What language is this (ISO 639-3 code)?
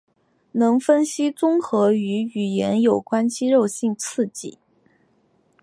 zho